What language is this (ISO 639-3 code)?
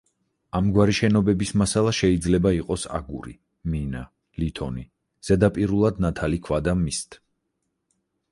kat